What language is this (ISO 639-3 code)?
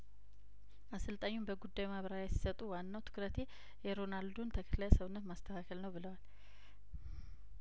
amh